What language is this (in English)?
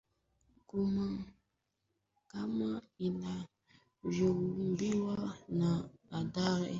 Swahili